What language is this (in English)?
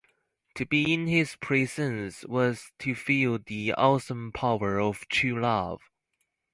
English